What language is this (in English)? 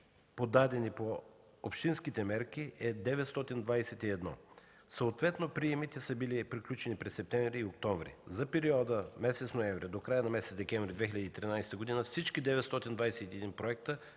Bulgarian